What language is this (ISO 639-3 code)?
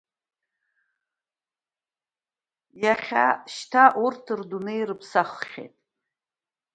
abk